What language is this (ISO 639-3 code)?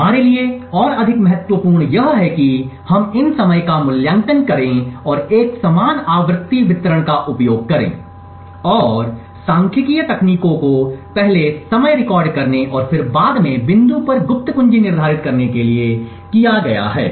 hin